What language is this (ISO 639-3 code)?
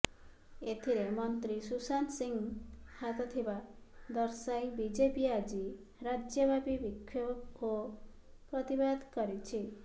ori